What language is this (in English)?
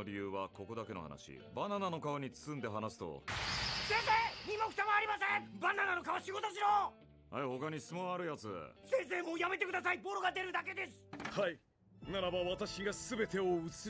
Japanese